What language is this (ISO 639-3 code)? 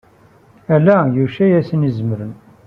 kab